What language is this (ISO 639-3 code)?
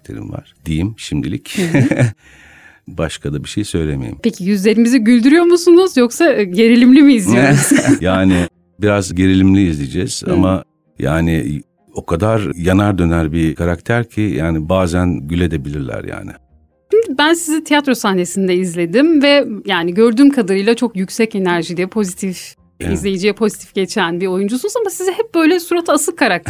tur